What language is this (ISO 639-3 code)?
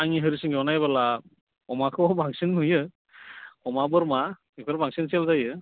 brx